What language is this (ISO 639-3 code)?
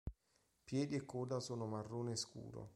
ita